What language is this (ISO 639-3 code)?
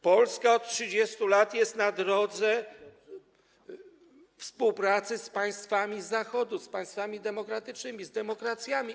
pol